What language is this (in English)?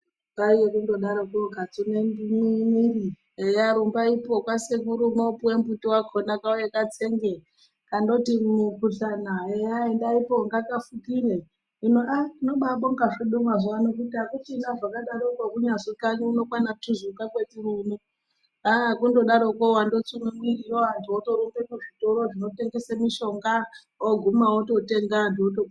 Ndau